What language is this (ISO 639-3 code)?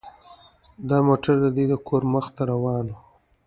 pus